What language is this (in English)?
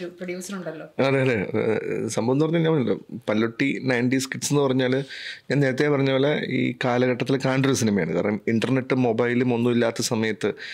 Malayalam